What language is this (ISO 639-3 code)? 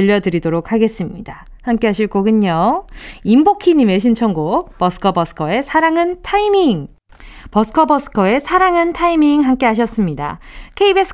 kor